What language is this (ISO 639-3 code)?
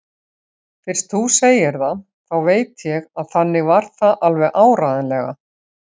isl